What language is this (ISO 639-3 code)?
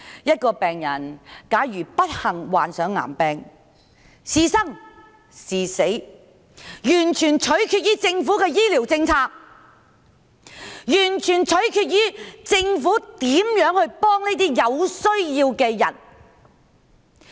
yue